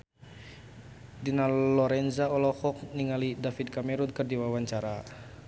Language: Sundanese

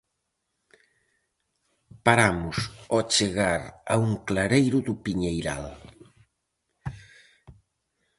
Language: Galician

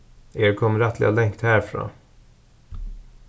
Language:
Faroese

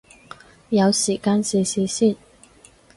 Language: Cantonese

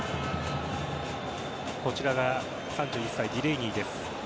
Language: Japanese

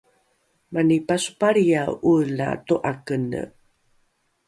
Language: Rukai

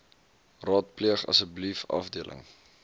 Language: Afrikaans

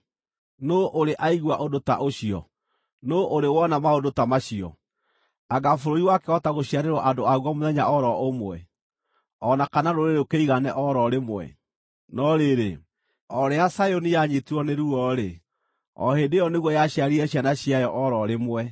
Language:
Kikuyu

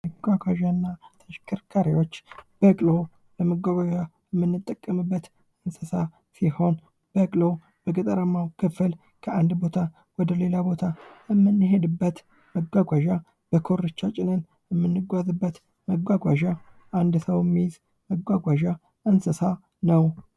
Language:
Amharic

